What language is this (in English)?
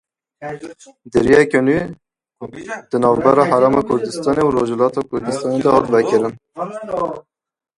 Kurdish